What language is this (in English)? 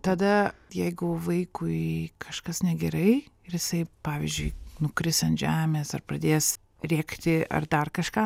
Lithuanian